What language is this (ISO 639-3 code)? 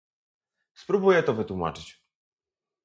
pol